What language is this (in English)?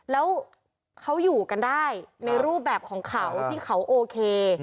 Thai